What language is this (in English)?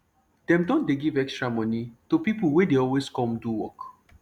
Nigerian Pidgin